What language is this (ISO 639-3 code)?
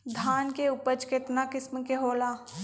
mag